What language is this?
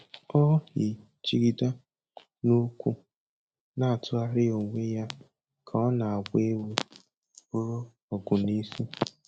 Igbo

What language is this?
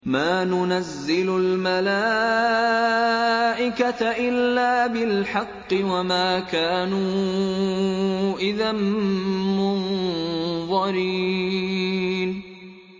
Arabic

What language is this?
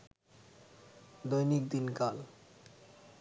Bangla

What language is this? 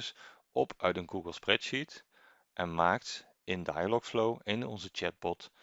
Dutch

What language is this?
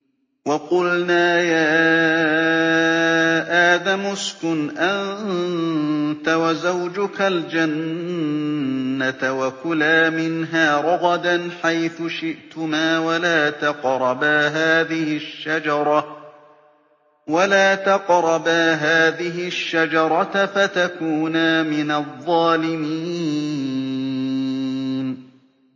Arabic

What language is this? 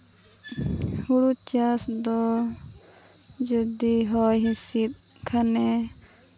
Santali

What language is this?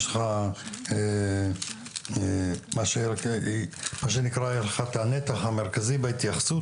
Hebrew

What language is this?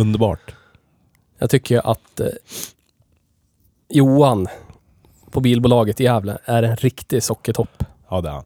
Swedish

